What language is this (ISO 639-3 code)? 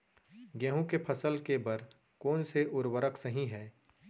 hne